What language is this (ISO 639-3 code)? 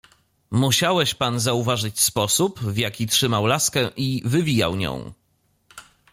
pol